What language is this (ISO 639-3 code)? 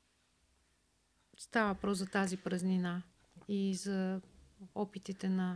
bul